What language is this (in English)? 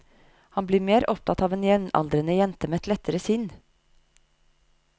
Norwegian